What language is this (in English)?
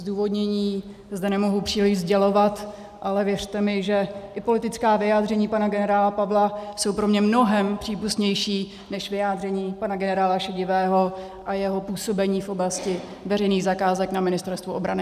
Czech